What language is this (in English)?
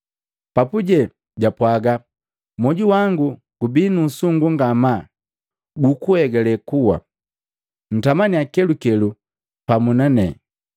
Matengo